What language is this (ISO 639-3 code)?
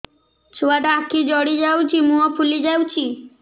ori